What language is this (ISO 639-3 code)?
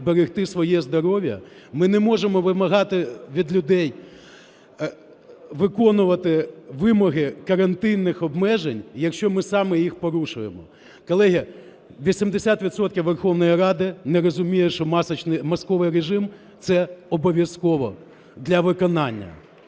ukr